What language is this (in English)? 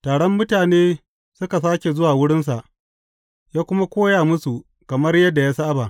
Hausa